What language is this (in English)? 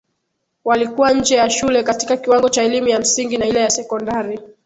Swahili